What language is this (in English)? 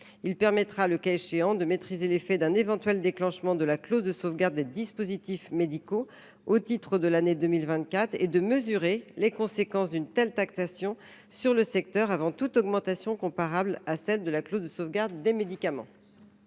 French